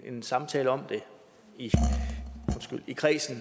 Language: Danish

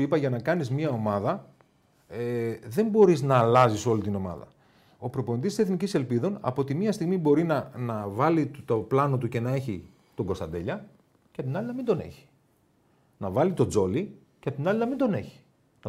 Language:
Greek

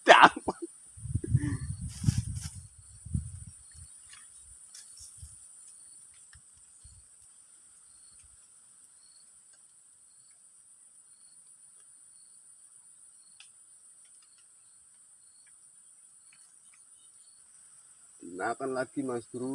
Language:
Indonesian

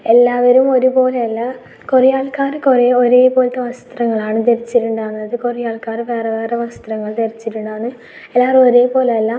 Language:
Malayalam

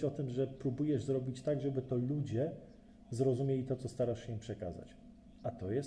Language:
Polish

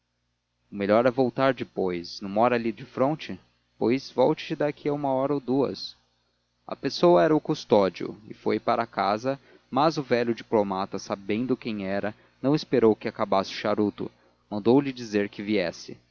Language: Portuguese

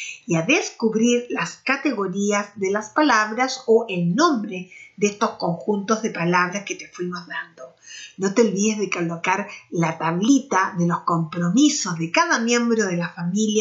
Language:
Spanish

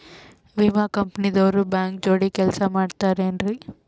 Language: Kannada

